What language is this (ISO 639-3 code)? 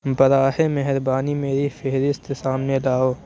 urd